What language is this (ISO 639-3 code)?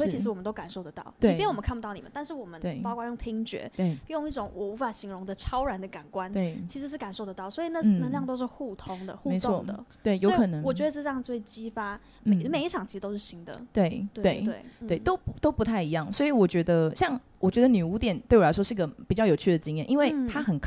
zho